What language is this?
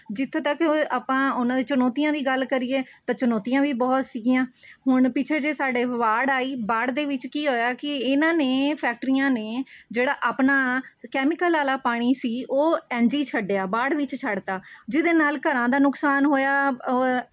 Punjabi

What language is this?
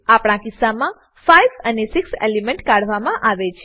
Gujarati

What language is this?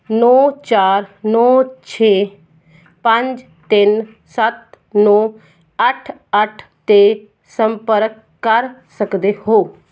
Punjabi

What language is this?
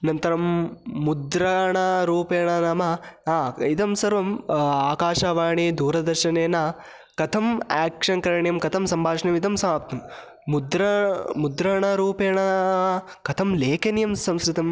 Sanskrit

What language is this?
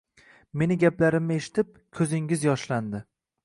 Uzbek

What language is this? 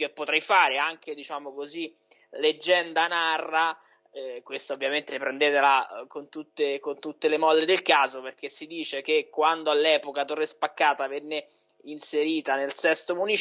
Italian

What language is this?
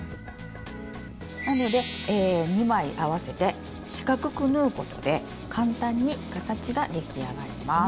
Japanese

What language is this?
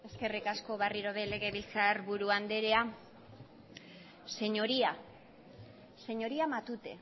Basque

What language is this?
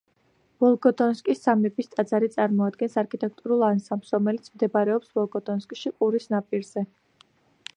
Georgian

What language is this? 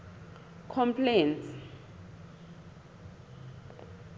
Southern Sotho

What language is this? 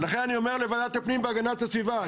Hebrew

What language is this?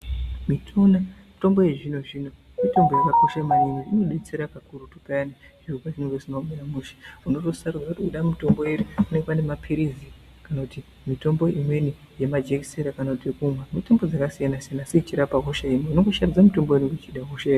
Ndau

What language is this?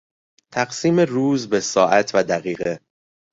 Persian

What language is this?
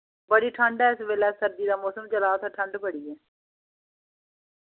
Dogri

